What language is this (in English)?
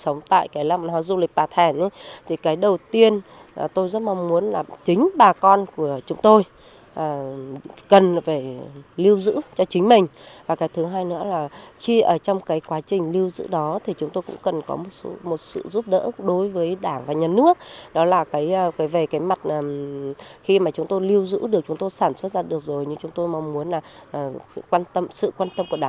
Vietnamese